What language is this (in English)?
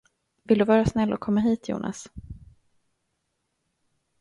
Swedish